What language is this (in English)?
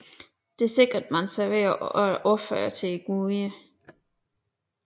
Danish